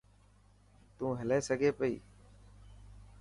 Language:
Dhatki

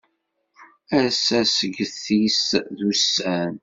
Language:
Kabyle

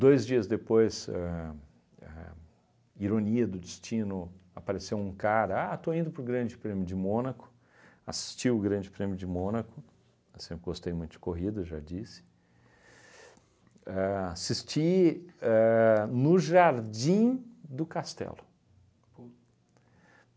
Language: Portuguese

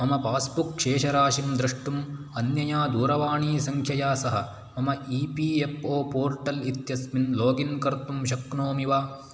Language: Sanskrit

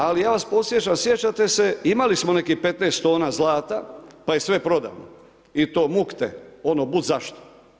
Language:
Croatian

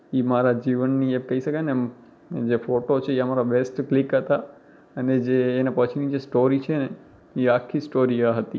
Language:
Gujarati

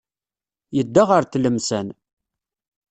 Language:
Kabyle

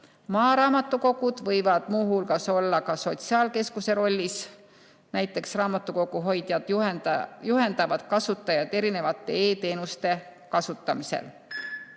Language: Estonian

